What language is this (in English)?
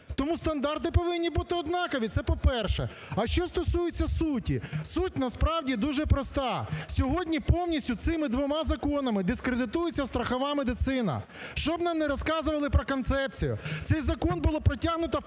Ukrainian